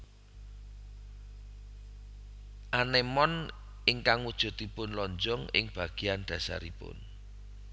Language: Javanese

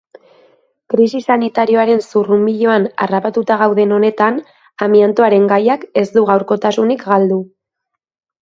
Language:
Basque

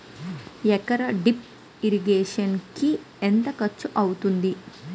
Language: Telugu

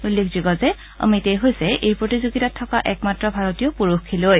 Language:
Assamese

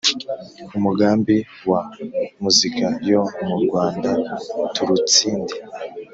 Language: Kinyarwanda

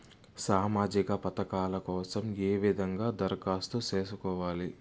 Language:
Telugu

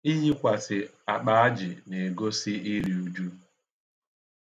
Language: Igbo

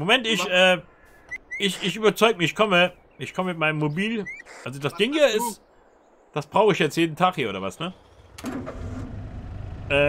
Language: German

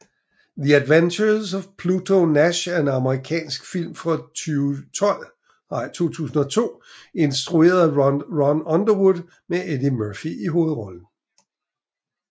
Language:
Danish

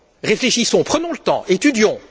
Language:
French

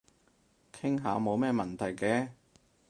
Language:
Cantonese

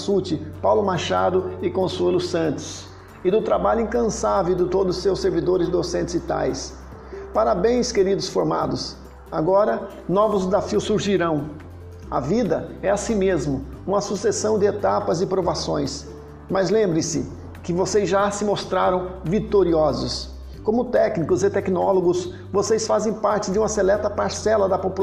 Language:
Portuguese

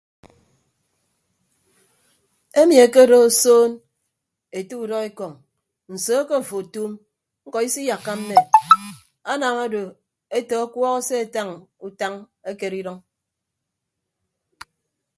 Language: Ibibio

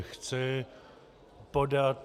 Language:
Czech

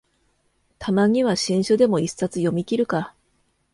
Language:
Japanese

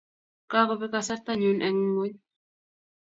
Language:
Kalenjin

